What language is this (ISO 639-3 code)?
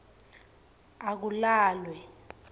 ssw